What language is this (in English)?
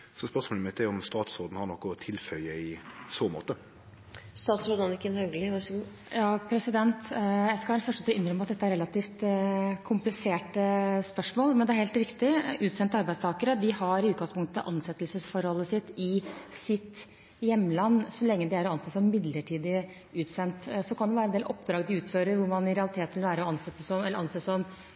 Norwegian